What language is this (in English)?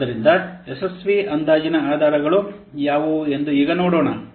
Kannada